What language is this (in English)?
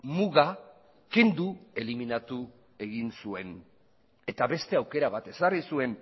Basque